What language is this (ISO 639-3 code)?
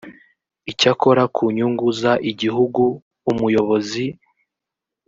kin